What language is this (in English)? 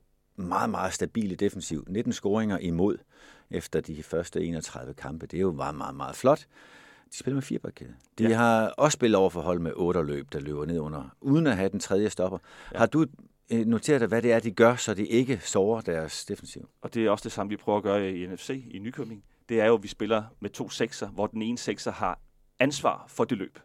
Danish